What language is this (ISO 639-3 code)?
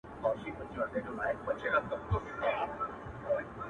pus